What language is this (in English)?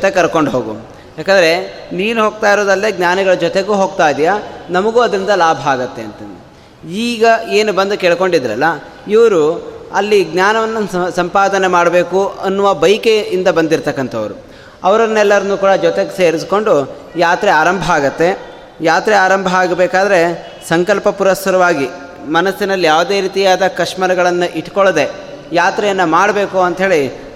Kannada